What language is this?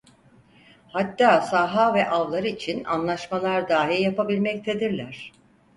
Turkish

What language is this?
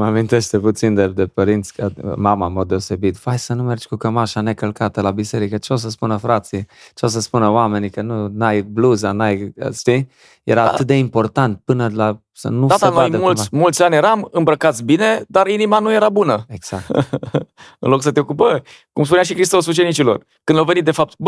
Romanian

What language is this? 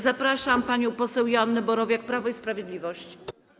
Polish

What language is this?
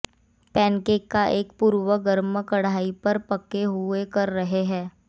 Hindi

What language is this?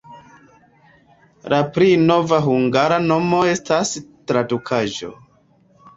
Esperanto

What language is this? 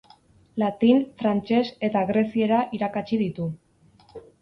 Basque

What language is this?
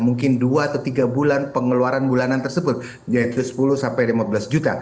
Indonesian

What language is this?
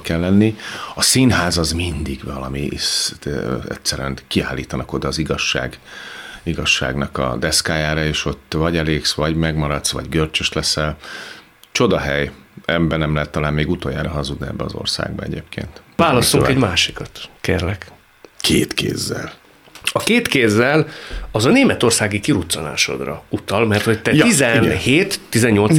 Hungarian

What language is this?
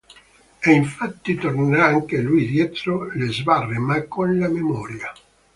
Italian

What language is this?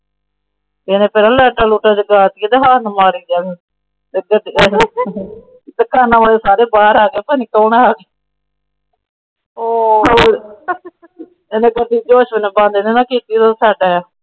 Punjabi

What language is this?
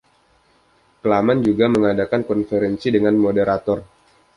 Indonesian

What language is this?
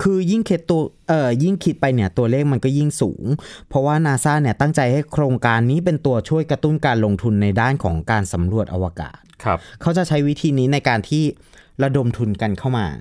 Thai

